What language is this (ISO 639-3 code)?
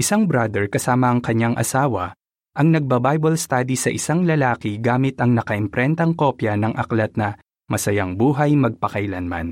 fil